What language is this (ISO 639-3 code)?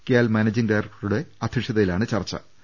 mal